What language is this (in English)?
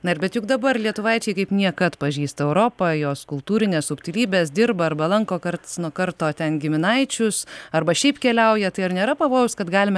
Lithuanian